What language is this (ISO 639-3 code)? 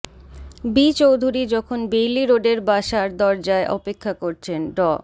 ben